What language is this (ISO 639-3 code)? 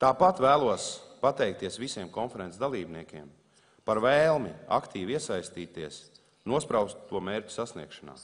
lav